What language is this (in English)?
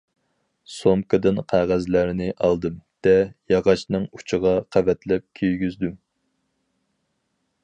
Uyghur